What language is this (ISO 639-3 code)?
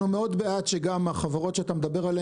heb